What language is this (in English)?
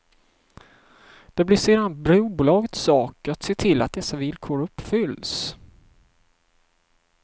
Swedish